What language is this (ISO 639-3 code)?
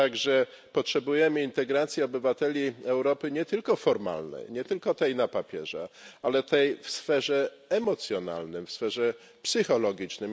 pol